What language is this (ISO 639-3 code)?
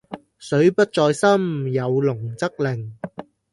yue